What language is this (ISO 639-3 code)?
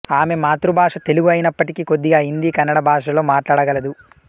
tel